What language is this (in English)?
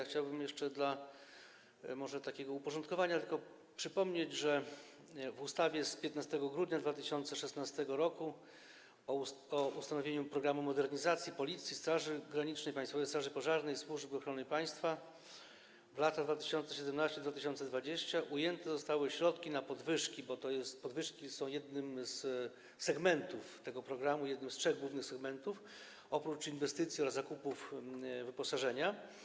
Polish